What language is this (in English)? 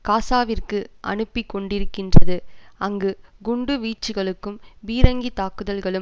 Tamil